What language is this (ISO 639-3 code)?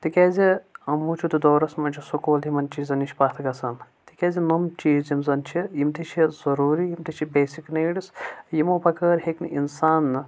kas